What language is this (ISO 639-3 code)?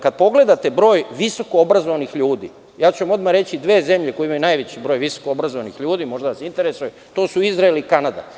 srp